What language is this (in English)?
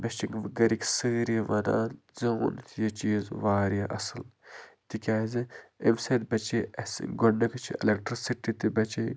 Kashmiri